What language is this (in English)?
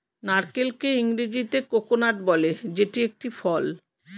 Bangla